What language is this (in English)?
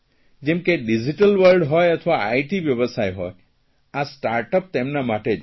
Gujarati